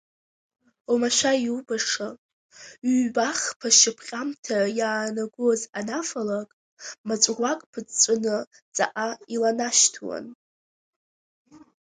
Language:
Abkhazian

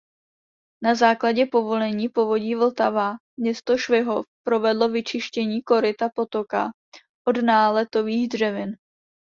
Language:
Czech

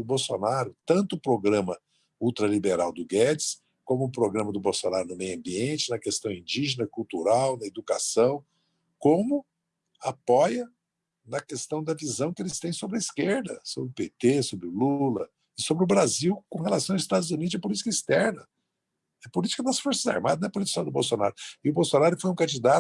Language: Portuguese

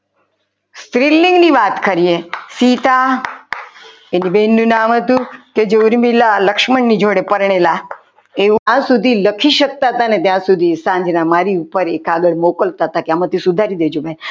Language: Gujarati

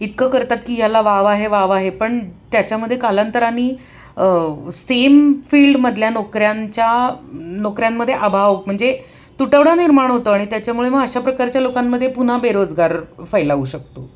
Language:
Marathi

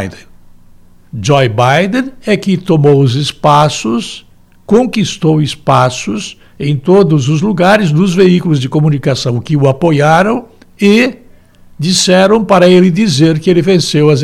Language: Portuguese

